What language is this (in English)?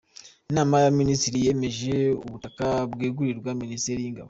Kinyarwanda